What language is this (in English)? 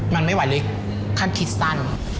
Thai